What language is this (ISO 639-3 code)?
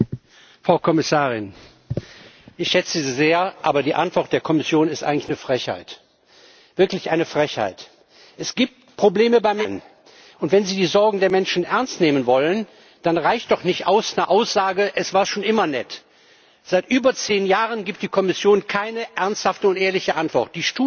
deu